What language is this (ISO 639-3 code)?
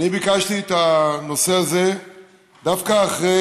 heb